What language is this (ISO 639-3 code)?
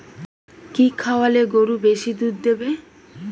ben